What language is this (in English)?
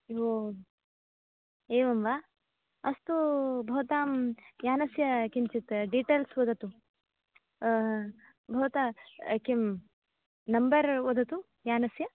Sanskrit